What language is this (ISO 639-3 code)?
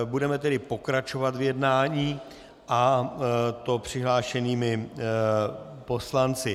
ces